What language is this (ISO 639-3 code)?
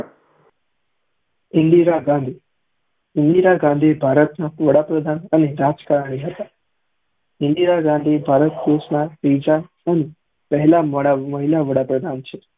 guj